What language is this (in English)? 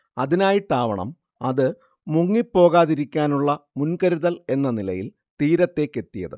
Malayalam